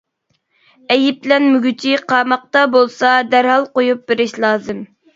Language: Uyghur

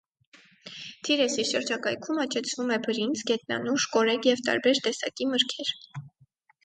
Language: Armenian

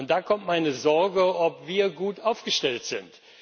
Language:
German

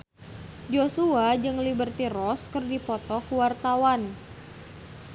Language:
Sundanese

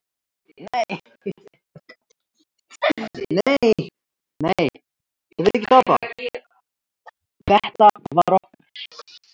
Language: Icelandic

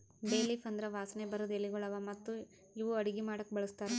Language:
Kannada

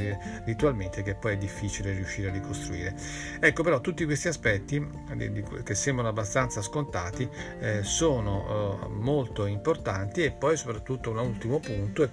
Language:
Italian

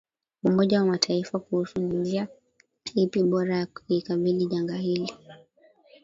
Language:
Swahili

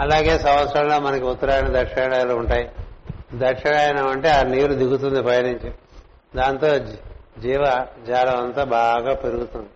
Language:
Telugu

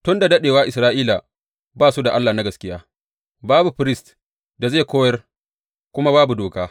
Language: Hausa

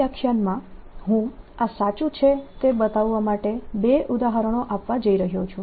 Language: Gujarati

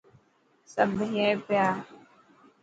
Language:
Dhatki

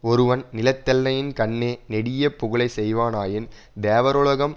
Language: Tamil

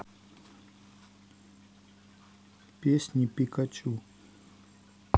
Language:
Russian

